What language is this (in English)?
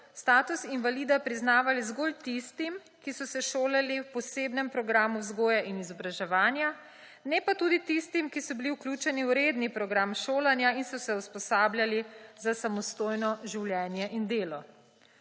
Slovenian